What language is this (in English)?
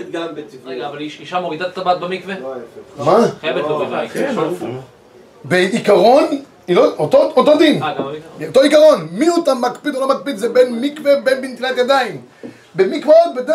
Hebrew